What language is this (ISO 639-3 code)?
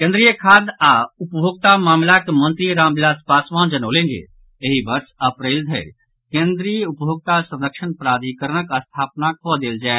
mai